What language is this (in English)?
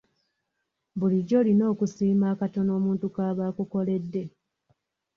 Ganda